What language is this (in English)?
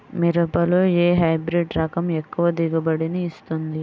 Telugu